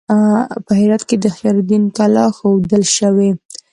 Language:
Pashto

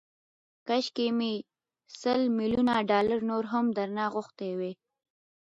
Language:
Pashto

